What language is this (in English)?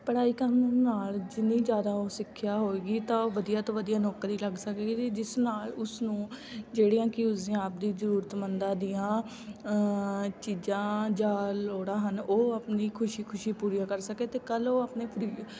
Punjabi